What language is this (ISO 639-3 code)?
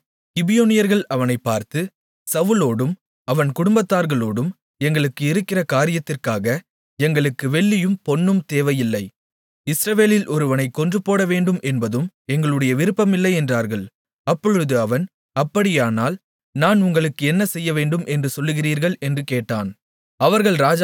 tam